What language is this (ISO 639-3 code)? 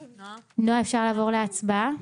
heb